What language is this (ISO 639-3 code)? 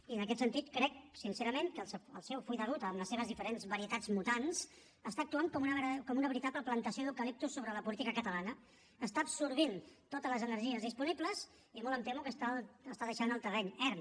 cat